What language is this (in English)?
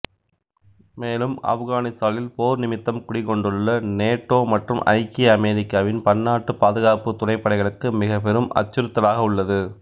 Tamil